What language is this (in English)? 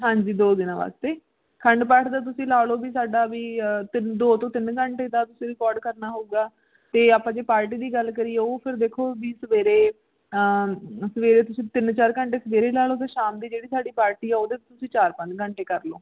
Punjabi